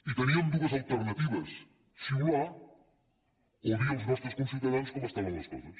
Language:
Catalan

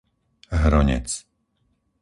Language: Slovak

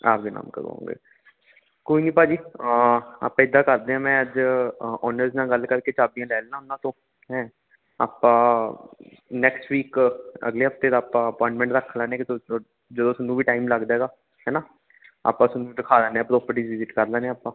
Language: Punjabi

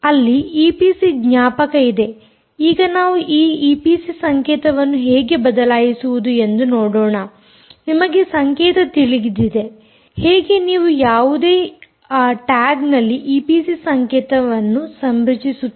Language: Kannada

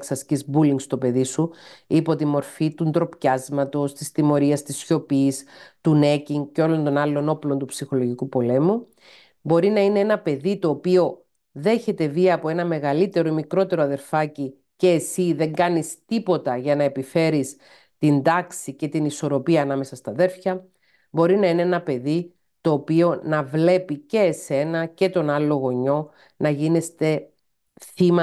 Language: Greek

